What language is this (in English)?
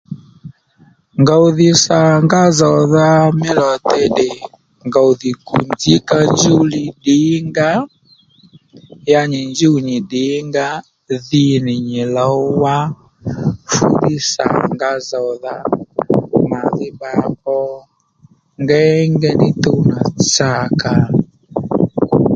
Lendu